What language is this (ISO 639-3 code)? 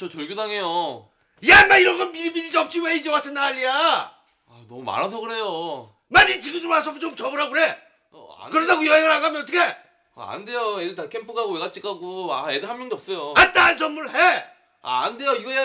kor